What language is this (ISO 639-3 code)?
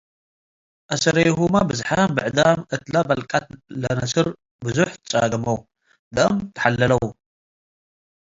tig